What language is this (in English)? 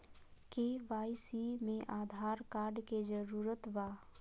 Magahi